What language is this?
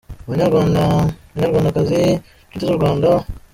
Kinyarwanda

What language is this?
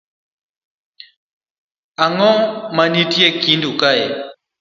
Luo (Kenya and Tanzania)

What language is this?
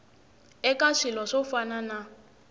Tsonga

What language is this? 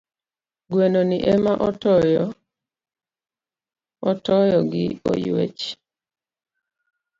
Luo (Kenya and Tanzania)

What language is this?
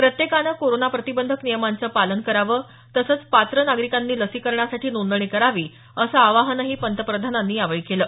Marathi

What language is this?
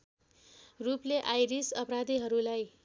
Nepali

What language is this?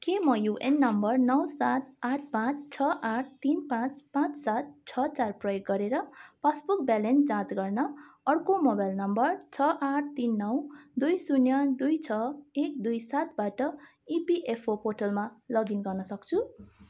Nepali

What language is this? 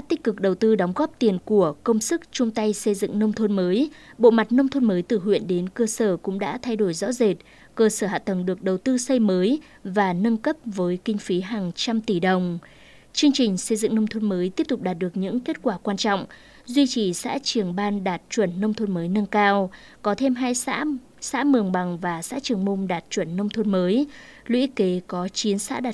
Vietnamese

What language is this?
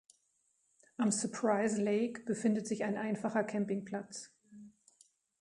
German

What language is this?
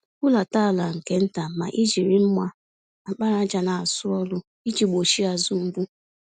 Igbo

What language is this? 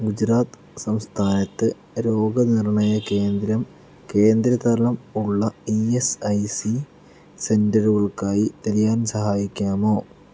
Malayalam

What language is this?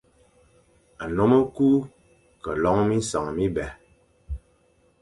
Fang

